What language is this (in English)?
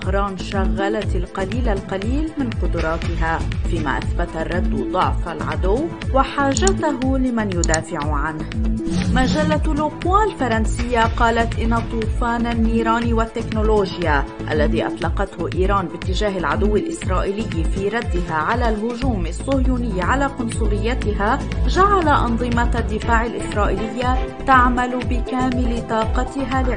Arabic